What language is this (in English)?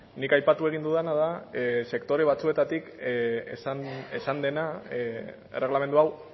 Basque